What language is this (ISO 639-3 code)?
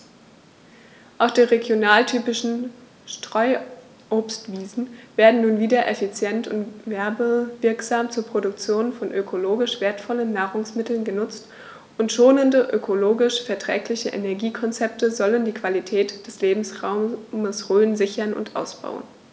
deu